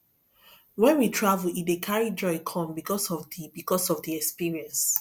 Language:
Nigerian Pidgin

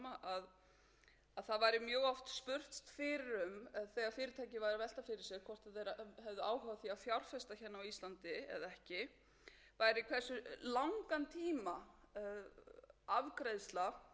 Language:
Icelandic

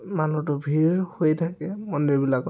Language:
Assamese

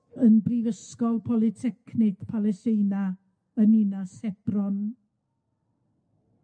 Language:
Welsh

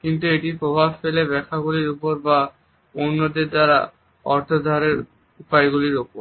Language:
Bangla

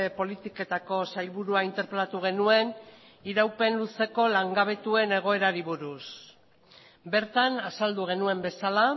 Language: Basque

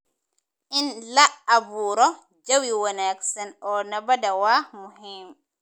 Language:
Somali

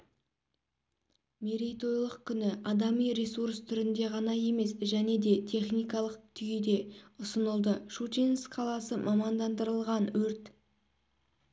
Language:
Kazakh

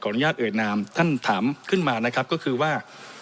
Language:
Thai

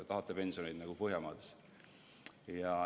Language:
Estonian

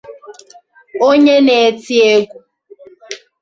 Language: Igbo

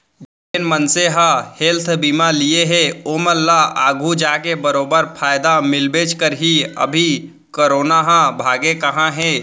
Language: Chhattisgarhi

